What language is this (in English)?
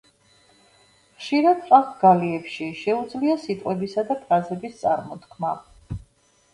Georgian